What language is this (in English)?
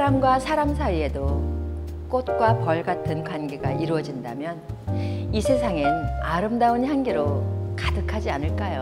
Korean